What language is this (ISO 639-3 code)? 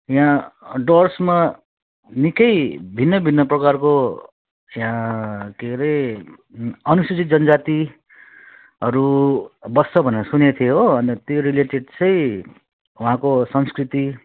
nep